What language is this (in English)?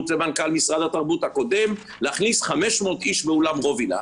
Hebrew